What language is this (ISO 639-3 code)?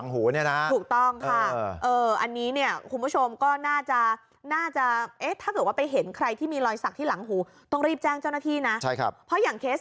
tha